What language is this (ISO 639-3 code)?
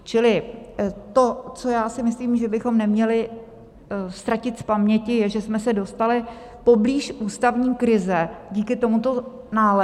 ces